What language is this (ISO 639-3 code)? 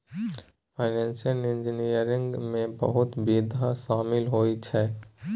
mai